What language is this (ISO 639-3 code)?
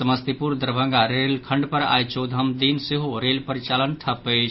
mai